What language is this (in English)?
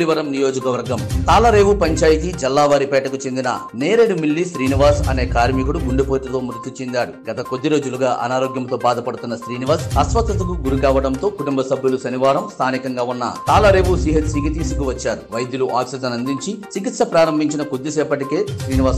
Indonesian